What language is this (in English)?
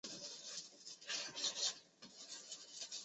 Chinese